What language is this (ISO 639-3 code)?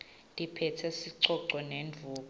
ssw